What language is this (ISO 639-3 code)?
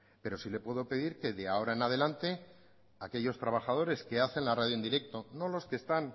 spa